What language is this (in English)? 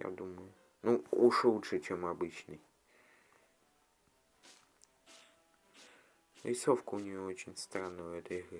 Russian